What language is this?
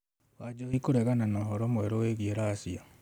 Kikuyu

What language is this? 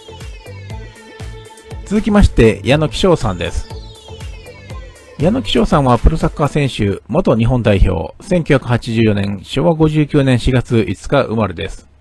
Japanese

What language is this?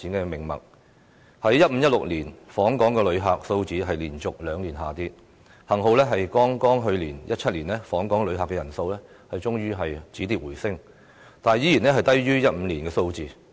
Cantonese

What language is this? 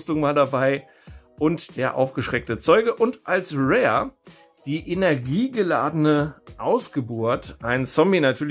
German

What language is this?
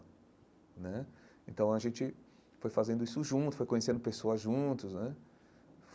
Portuguese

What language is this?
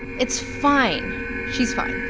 English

